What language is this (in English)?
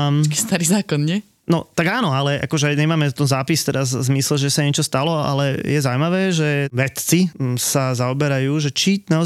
Slovak